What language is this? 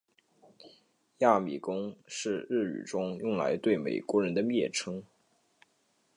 Chinese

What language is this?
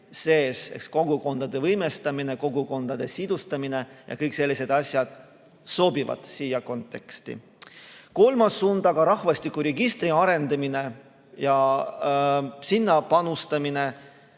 Estonian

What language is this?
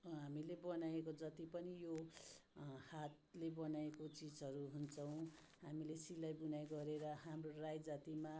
Nepali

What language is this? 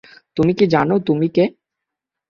Bangla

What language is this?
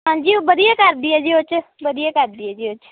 Punjabi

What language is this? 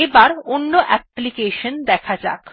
Bangla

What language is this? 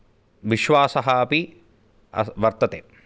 Sanskrit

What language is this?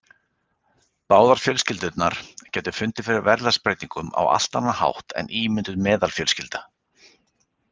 Icelandic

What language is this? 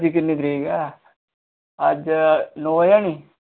Dogri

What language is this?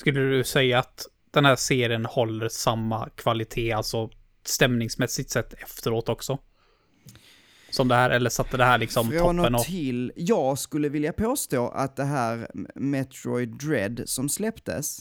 Swedish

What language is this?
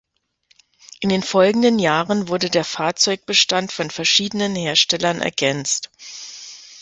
German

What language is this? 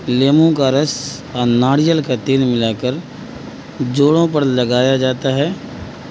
Urdu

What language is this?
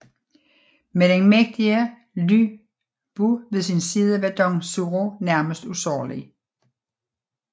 Danish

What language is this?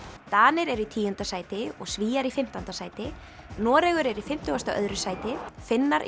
Icelandic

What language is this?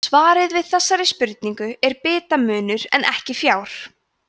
Icelandic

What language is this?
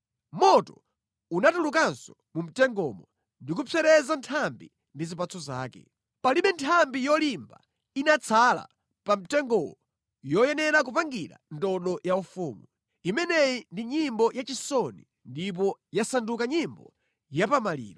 Nyanja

